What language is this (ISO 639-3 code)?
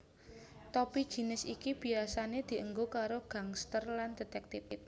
jav